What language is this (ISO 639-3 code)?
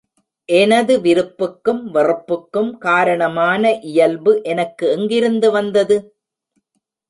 tam